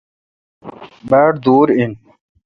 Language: Kalkoti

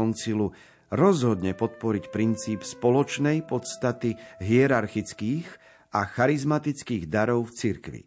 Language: Slovak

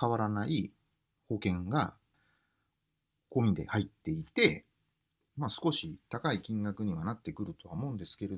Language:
Japanese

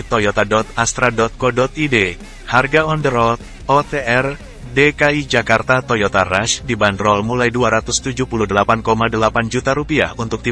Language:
Indonesian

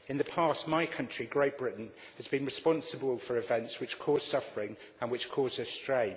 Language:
English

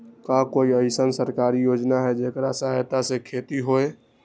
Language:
Magahi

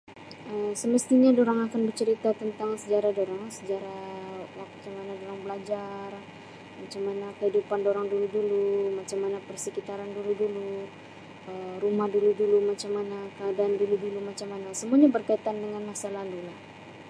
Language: Sabah Malay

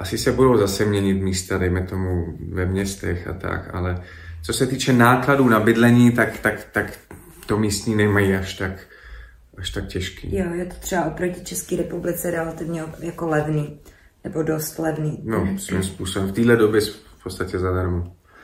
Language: Czech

